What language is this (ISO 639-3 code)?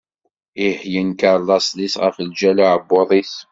kab